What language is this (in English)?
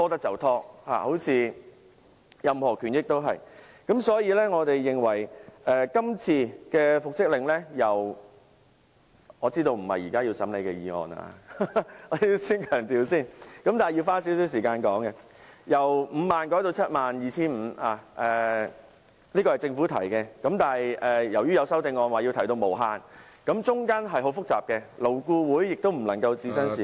Cantonese